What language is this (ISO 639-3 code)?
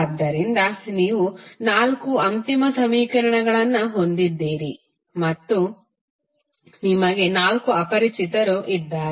kan